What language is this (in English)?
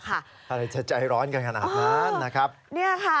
Thai